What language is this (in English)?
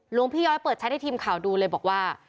Thai